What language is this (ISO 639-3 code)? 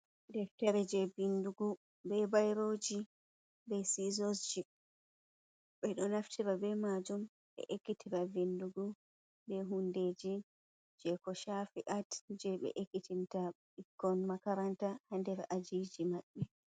ful